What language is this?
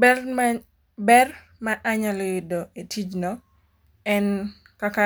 Luo (Kenya and Tanzania)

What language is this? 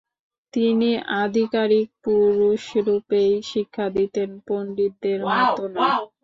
Bangla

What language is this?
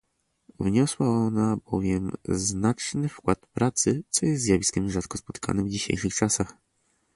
Polish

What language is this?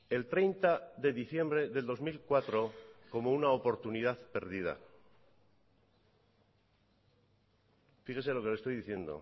Spanish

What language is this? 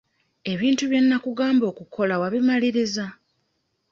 Ganda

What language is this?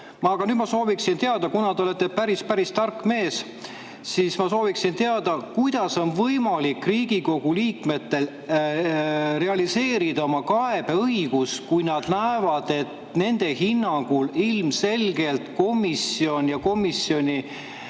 Estonian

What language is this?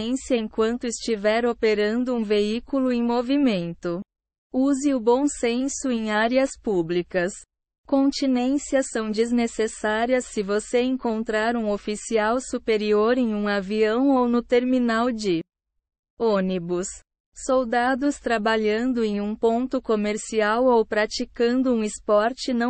Portuguese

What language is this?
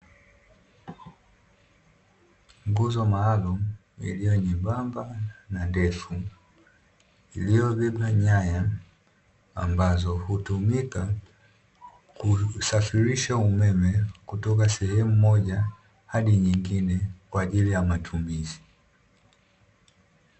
Swahili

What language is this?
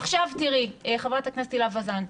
Hebrew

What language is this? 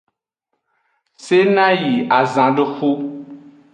Aja (Benin)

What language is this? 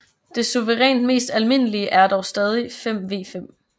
Danish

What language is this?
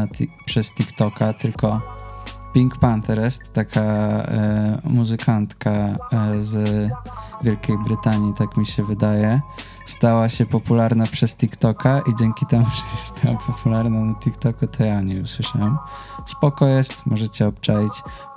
Polish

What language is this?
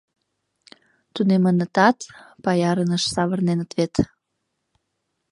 Mari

